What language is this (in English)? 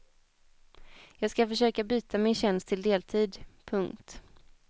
Swedish